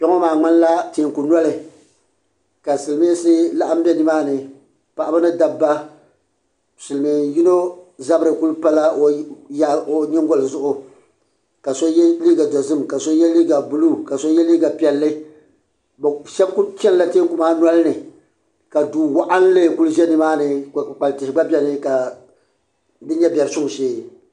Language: Dagbani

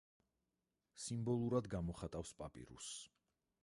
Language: Georgian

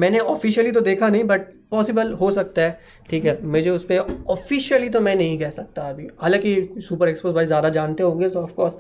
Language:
Hindi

